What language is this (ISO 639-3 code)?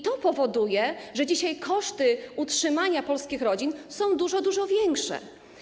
pol